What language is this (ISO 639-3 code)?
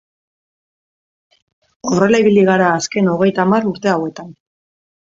eus